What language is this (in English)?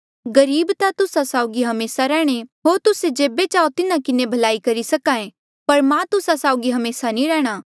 Mandeali